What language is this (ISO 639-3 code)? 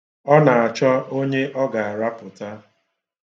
ibo